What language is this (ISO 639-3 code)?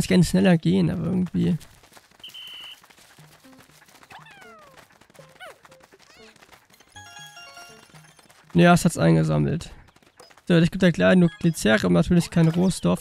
deu